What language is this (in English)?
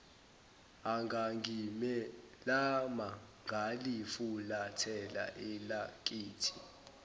Zulu